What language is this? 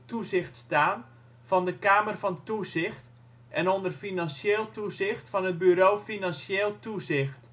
Dutch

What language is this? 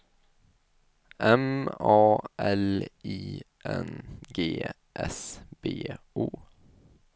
Swedish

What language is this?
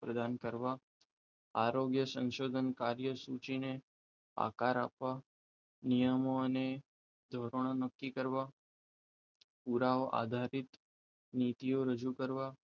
Gujarati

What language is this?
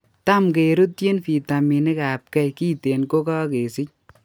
Kalenjin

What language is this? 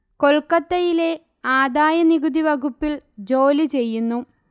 Malayalam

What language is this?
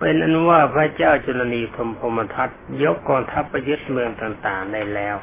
Thai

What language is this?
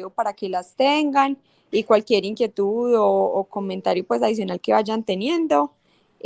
Spanish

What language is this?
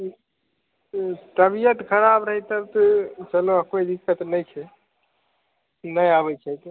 Maithili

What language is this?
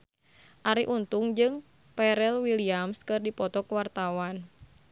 Sundanese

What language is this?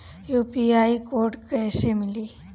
Bhojpuri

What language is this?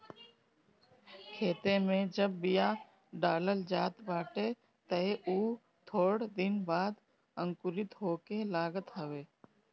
Bhojpuri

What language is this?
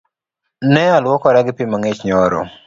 Luo (Kenya and Tanzania)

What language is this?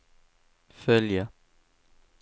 Swedish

